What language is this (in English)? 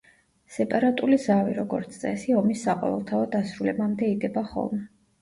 Georgian